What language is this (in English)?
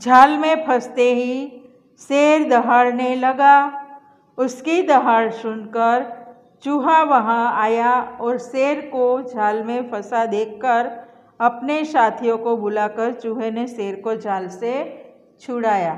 Hindi